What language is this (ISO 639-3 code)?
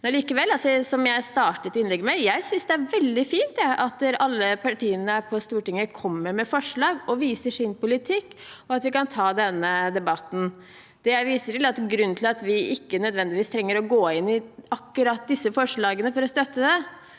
nor